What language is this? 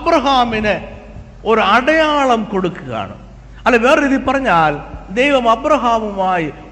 Malayalam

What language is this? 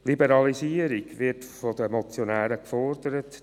Swiss German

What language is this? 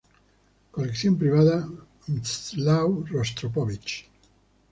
Spanish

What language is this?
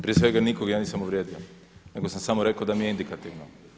Croatian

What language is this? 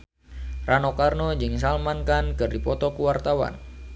Sundanese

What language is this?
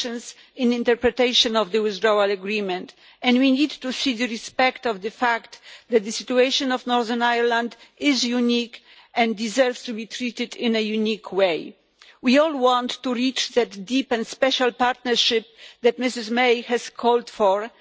English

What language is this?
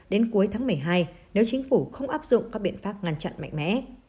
Vietnamese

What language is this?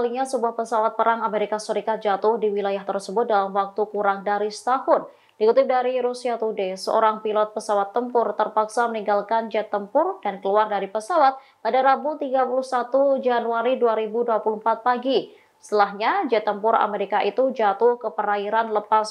Indonesian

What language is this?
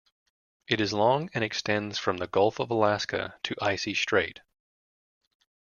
English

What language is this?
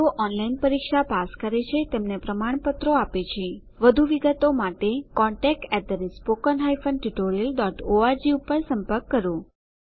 Gujarati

